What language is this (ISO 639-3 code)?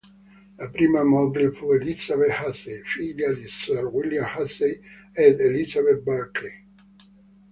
ita